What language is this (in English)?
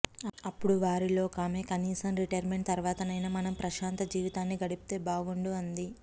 Telugu